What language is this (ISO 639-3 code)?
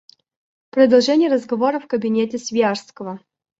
rus